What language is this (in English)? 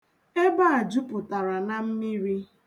Igbo